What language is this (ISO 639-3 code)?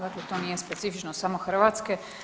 hrv